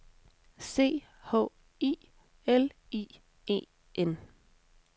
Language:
Danish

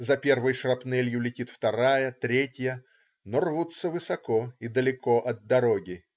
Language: Russian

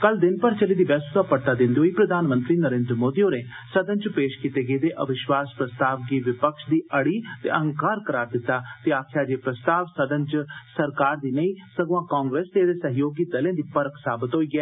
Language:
Dogri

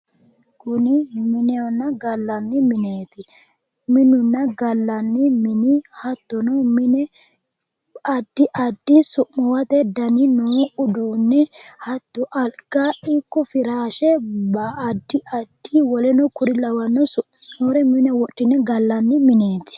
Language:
Sidamo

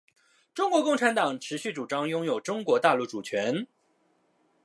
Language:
Chinese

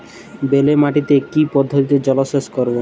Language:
Bangla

